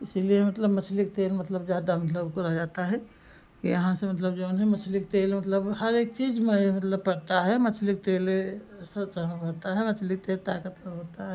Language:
Hindi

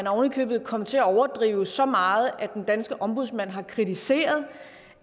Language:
Danish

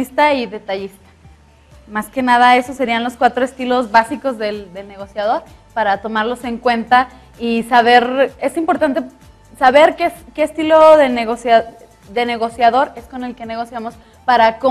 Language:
Spanish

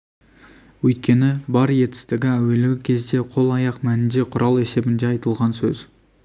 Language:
Kazakh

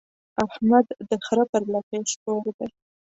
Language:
Pashto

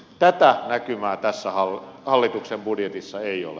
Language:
Finnish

